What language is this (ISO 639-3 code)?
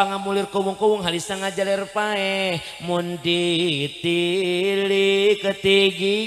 ind